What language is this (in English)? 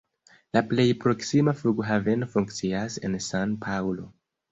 Esperanto